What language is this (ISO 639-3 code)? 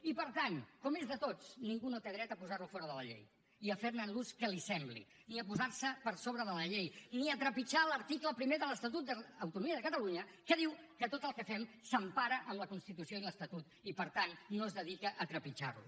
cat